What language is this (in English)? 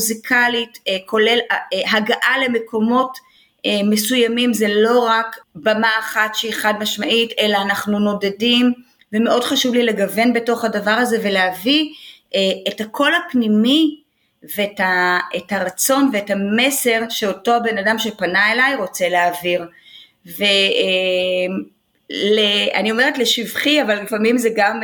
Hebrew